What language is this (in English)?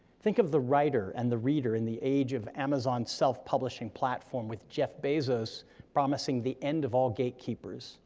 English